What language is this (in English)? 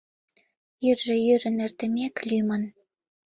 Mari